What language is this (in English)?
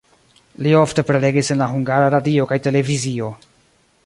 Esperanto